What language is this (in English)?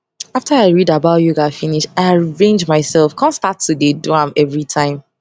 Nigerian Pidgin